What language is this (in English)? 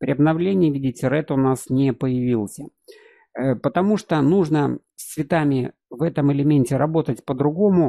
Russian